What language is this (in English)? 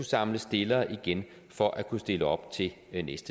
Danish